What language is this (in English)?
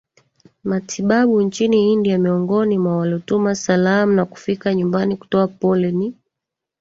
Swahili